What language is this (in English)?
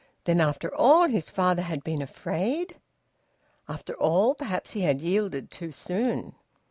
English